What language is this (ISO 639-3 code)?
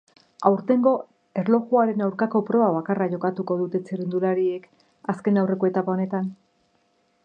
eus